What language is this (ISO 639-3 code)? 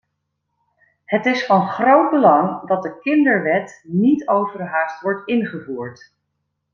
nld